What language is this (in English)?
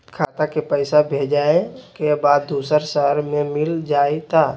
Magahi